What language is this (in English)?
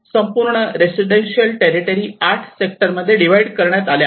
Marathi